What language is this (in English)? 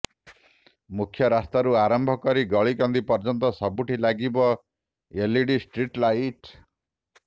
Odia